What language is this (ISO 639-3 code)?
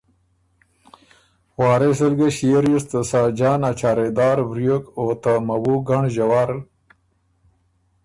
oru